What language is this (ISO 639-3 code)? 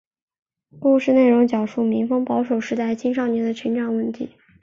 zho